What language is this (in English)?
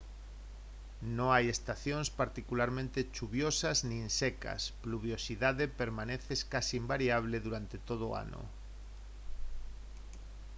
Galician